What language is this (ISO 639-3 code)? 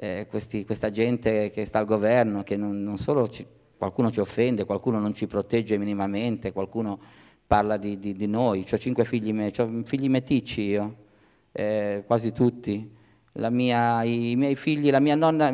ita